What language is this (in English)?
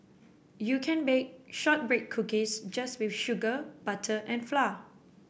English